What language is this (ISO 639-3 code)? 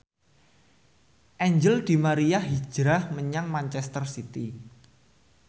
jav